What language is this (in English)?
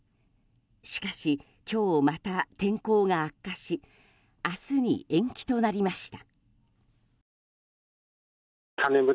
Japanese